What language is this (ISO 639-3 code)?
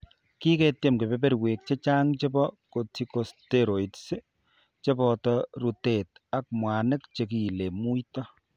kln